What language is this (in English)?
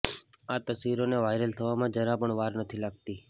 Gujarati